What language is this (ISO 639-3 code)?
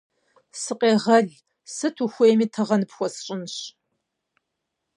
kbd